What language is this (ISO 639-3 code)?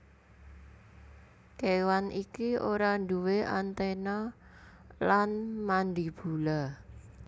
jav